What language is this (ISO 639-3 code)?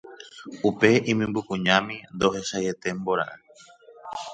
grn